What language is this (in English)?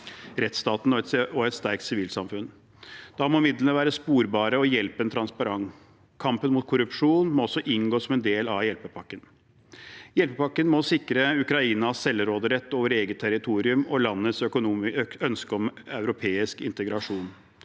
Norwegian